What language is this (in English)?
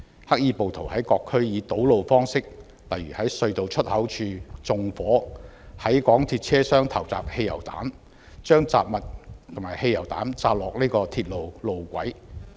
Cantonese